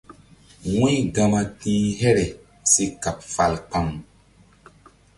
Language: Mbum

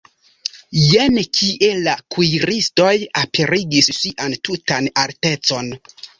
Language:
Esperanto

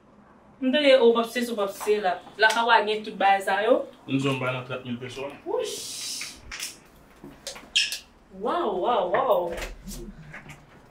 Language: French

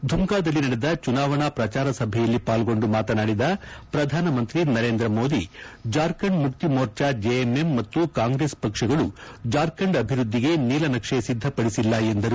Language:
Kannada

